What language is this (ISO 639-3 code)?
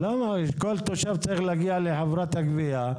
heb